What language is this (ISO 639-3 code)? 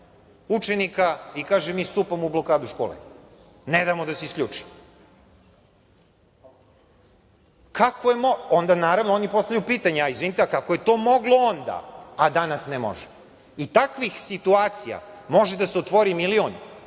srp